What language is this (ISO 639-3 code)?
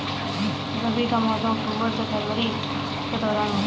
hin